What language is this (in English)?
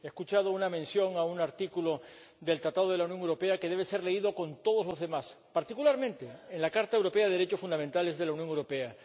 Spanish